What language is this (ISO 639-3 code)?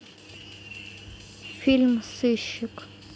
rus